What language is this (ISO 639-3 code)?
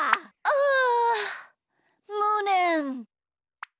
jpn